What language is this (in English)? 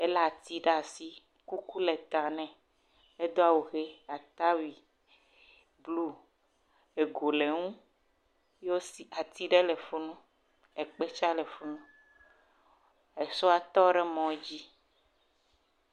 Ewe